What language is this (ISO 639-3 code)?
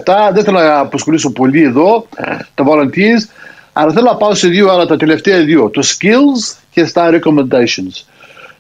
ell